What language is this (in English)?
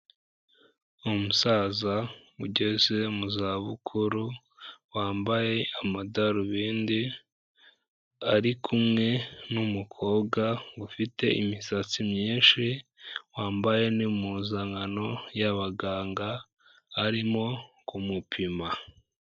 Kinyarwanda